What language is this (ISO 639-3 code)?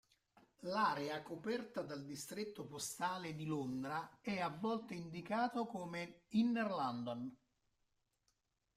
ita